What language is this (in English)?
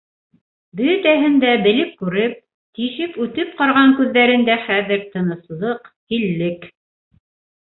Bashkir